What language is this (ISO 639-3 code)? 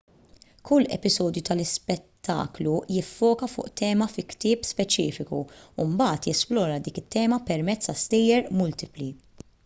mlt